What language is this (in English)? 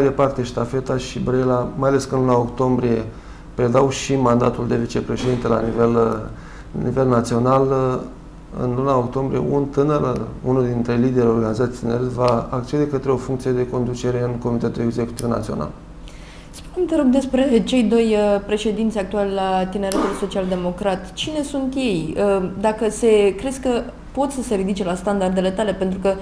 Romanian